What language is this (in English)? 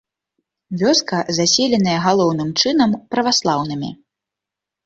Belarusian